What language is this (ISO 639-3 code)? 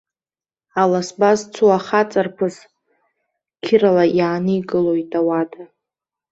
abk